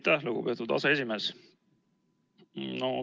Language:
Estonian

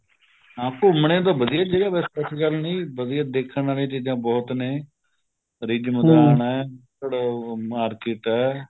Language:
Punjabi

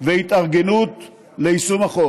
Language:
Hebrew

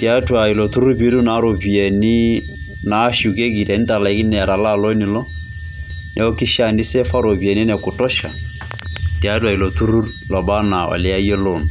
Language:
Masai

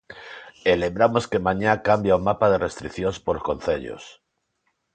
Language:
Galician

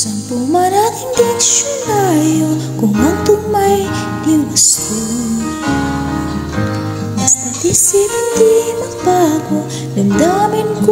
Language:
Vietnamese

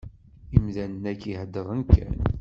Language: Kabyle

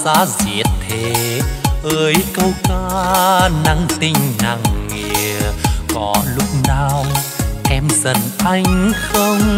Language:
Vietnamese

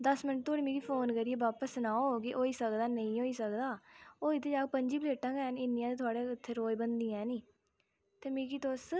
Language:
Dogri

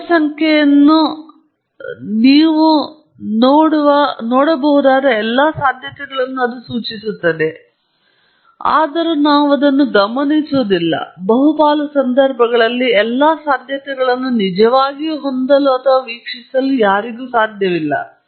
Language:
Kannada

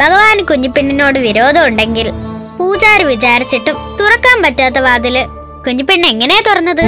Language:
Malayalam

